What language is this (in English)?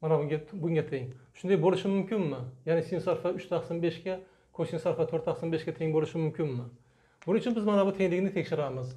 Turkish